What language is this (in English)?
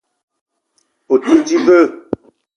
Eton (Cameroon)